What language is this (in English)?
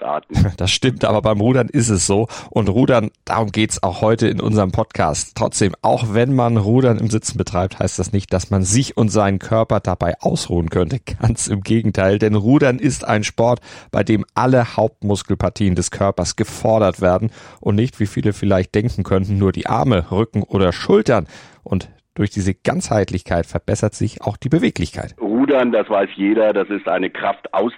German